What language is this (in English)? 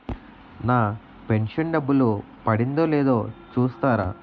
Telugu